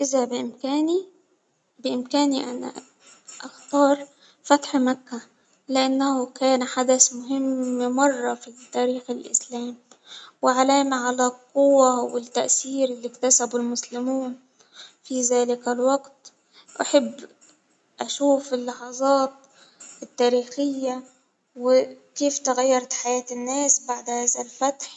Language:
Hijazi Arabic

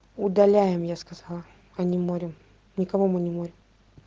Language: Russian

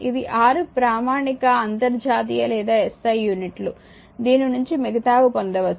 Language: Telugu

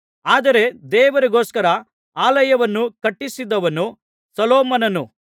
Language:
Kannada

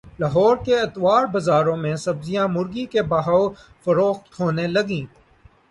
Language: Urdu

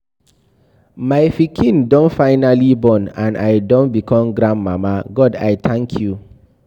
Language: Nigerian Pidgin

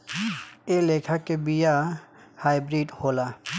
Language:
Bhojpuri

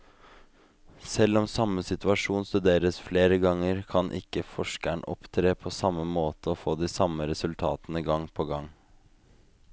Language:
Norwegian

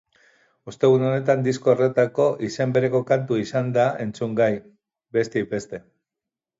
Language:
Basque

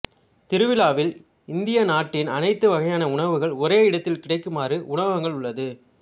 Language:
Tamil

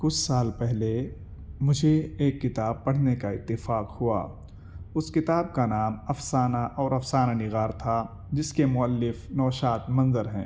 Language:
Urdu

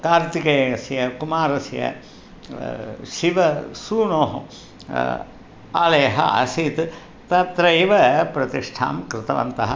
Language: Sanskrit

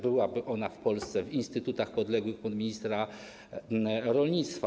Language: Polish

